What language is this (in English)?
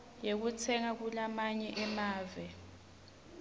Swati